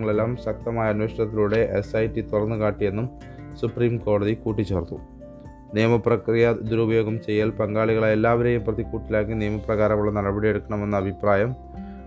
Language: Malayalam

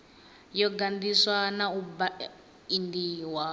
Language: Venda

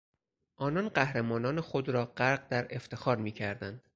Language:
Persian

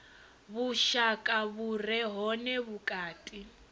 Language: Venda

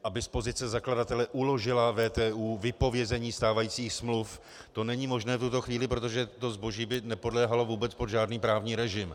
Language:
Czech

